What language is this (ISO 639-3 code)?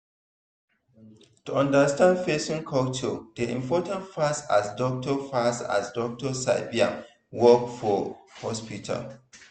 pcm